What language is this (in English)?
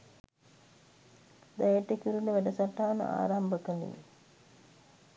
Sinhala